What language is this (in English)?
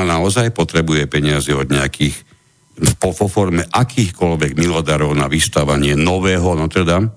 Slovak